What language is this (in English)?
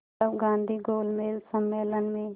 Hindi